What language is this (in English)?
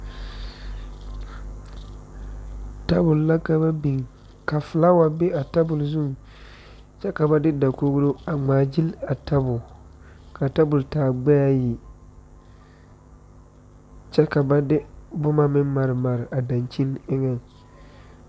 Southern Dagaare